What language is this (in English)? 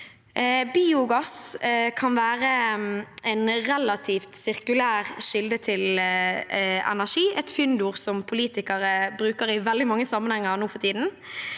Norwegian